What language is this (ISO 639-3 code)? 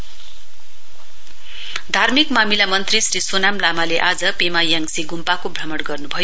nep